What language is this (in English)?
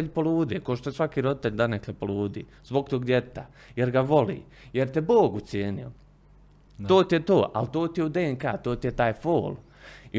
Croatian